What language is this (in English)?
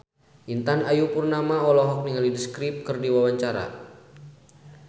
Sundanese